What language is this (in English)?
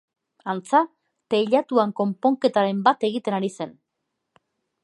Basque